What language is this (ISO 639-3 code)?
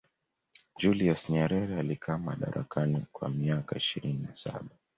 swa